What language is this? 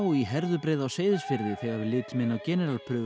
Icelandic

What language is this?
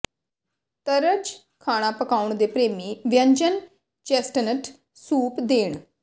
Punjabi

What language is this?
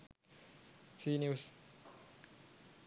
Sinhala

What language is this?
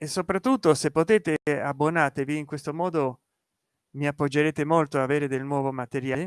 Italian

